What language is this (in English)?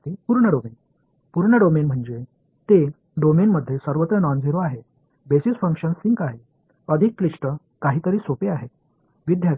Tamil